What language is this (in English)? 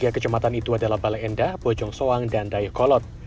Indonesian